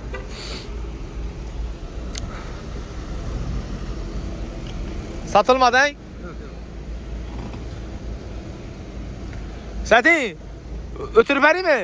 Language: Turkish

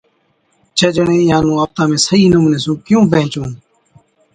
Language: Od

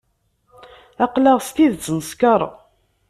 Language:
Kabyle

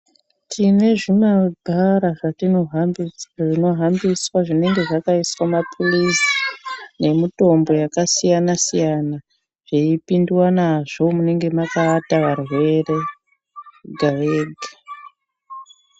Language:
Ndau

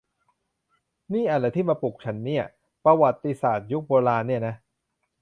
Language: Thai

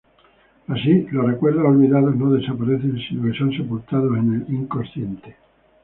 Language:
Spanish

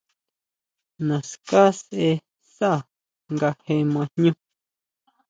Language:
Huautla Mazatec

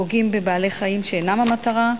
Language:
Hebrew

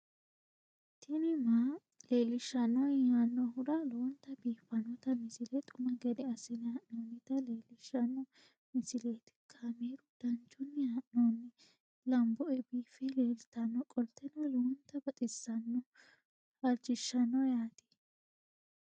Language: Sidamo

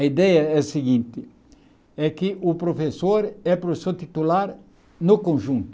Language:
Portuguese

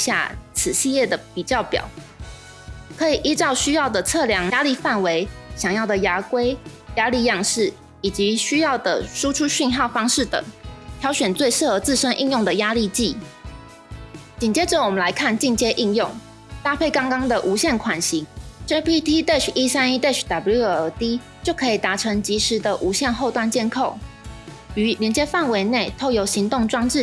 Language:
Chinese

